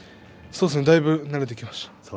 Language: Japanese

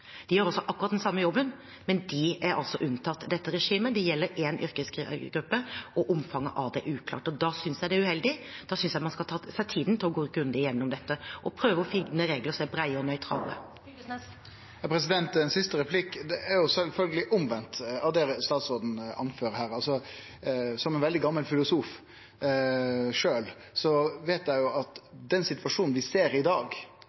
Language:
Norwegian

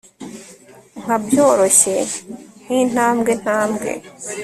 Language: Kinyarwanda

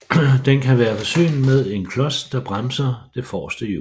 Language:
Danish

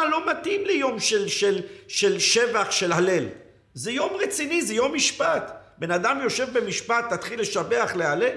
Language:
Hebrew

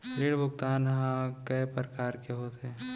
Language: Chhattisgarhi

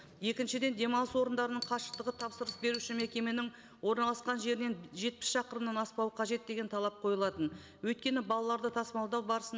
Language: Kazakh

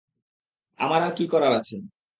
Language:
Bangla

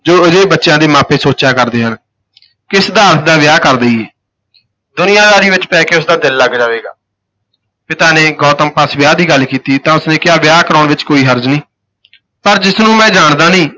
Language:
Punjabi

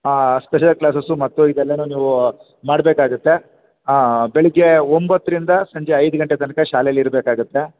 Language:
Kannada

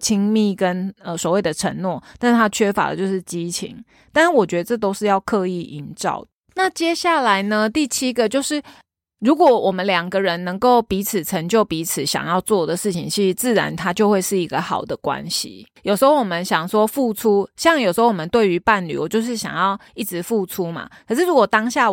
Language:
Chinese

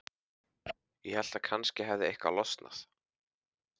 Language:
Icelandic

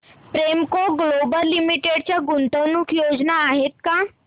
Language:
Marathi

